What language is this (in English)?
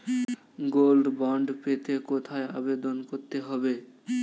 Bangla